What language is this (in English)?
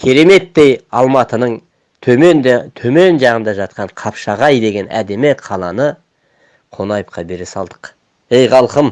Turkish